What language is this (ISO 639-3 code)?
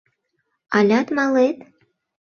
chm